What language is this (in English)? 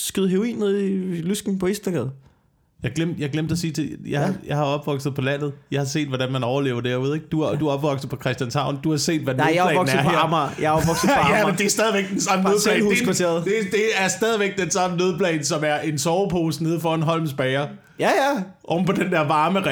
Danish